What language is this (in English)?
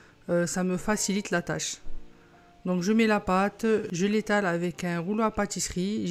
French